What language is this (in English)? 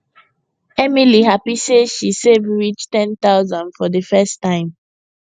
Nigerian Pidgin